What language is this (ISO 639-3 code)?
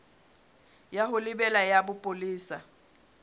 sot